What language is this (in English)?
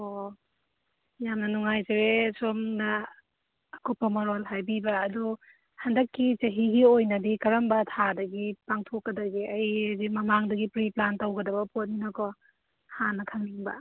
Manipuri